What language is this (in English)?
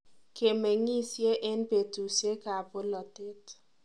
Kalenjin